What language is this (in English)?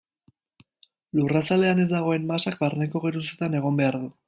Basque